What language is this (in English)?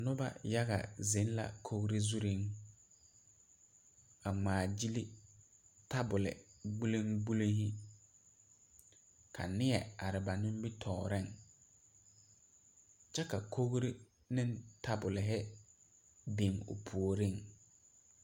Southern Dagaare